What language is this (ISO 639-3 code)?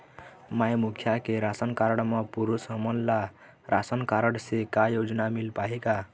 hne